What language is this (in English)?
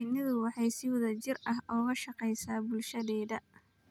Somali